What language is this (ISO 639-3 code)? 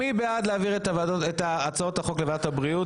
heb